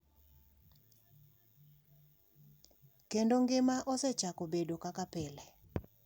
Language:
Luo (Kenya and Tanzania)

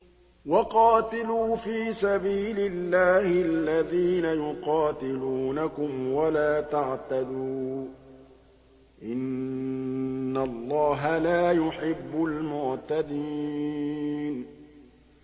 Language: Arabic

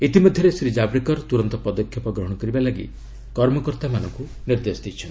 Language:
Odia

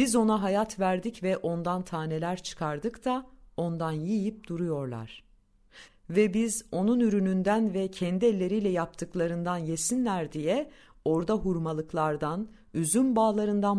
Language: Turkish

